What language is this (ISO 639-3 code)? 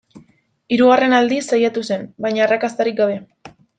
eus